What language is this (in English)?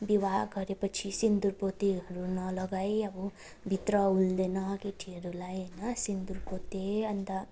Nepali